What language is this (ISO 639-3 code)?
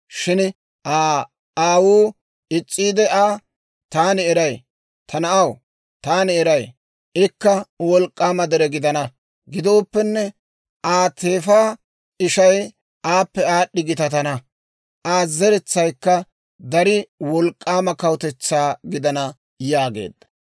dwr